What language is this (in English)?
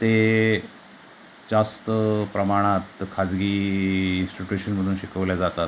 Marathi